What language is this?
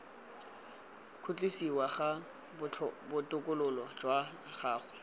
Tswana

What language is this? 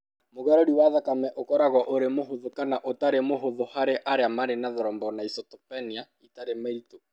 Kikuyu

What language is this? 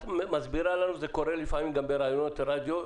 Hebrew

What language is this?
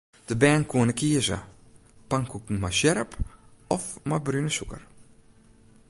Western Frisian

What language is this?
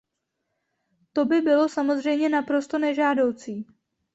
Czech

